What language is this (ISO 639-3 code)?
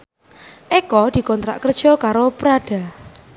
jav